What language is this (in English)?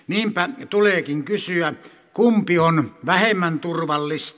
Finnish